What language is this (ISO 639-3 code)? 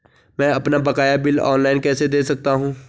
hin